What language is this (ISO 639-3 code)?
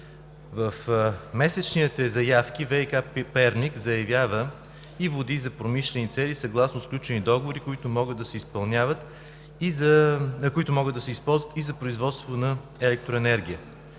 bul